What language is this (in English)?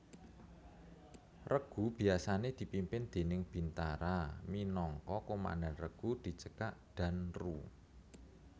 Javanese